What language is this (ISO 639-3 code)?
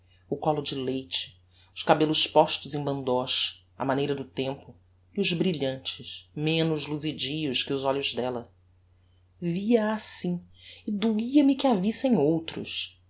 por